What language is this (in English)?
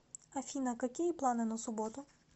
Russian